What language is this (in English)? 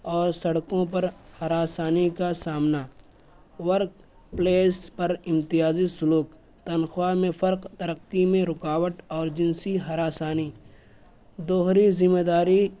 Urdu